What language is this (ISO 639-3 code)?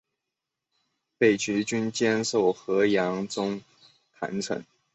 zho